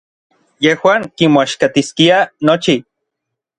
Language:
Orizaba Nahuatl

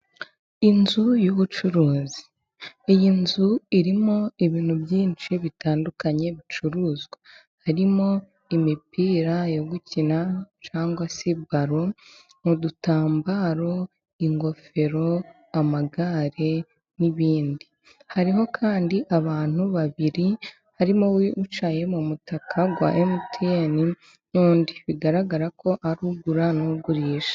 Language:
Kinyarwanda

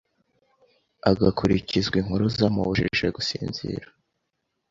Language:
Kinyarwanda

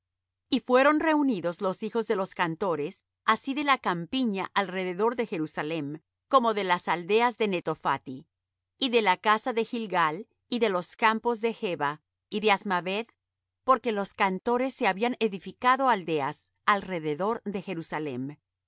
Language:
Spanish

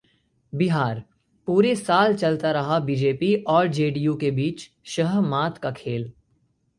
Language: Hindi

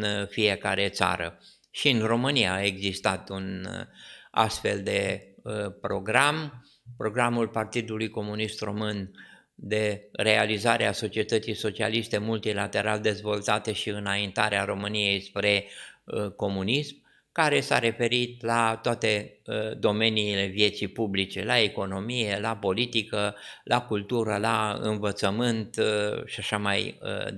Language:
Romanian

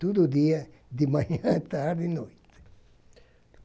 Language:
Portuguese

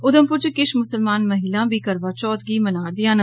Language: Dogri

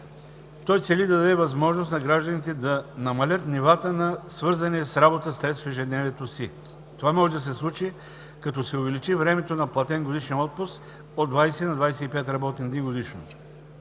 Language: Bulgarian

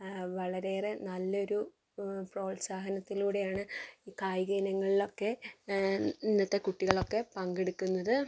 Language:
Malayalam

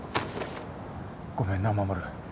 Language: Japanese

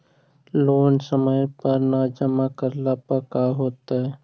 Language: Magahi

